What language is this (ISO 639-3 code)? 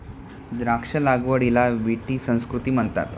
mar